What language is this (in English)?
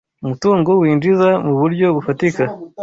Kinyarwanda